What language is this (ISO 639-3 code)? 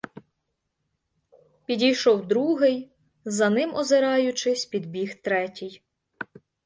ukr